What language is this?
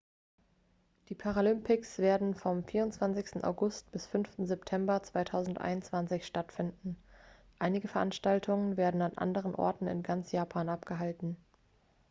German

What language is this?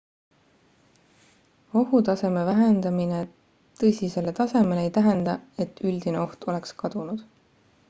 Estonian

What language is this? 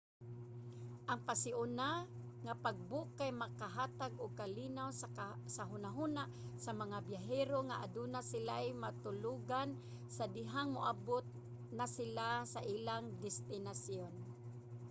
Cebuano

